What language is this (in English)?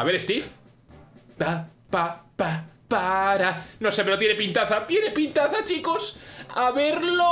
Spanish